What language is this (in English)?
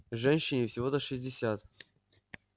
Russian